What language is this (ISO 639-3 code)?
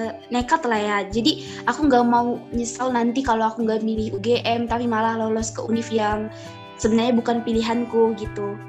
ind